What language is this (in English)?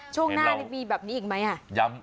Thai